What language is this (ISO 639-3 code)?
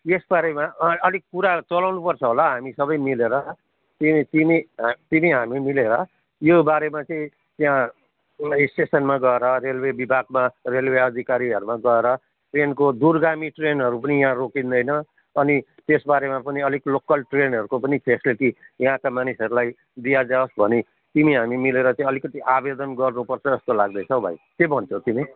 nep